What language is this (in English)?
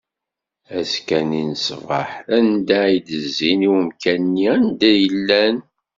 Kabyle